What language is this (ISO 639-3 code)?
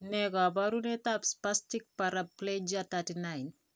kln